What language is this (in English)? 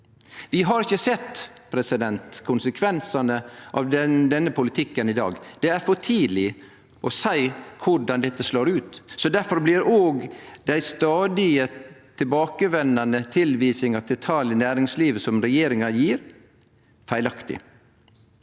Norwegian